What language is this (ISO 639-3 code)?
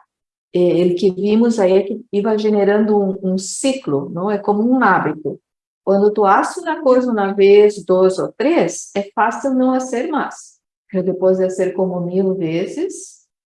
por